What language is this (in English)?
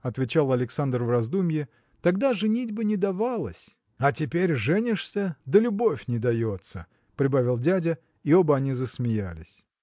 Russian